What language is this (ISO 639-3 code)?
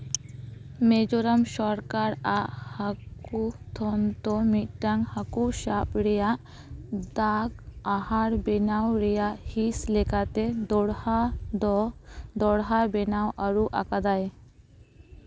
sat